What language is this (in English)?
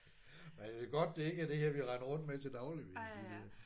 Danish